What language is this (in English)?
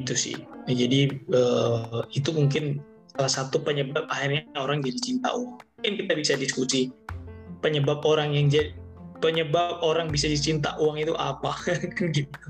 Indonesian